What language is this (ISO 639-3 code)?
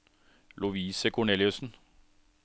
nor